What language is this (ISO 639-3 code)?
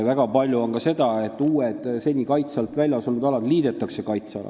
est